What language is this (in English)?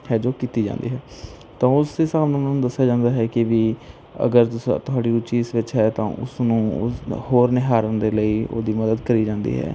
Punjabi